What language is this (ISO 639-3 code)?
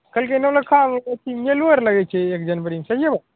mai